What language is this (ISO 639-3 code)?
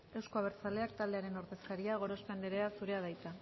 eus